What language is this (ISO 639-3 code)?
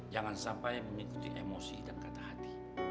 ind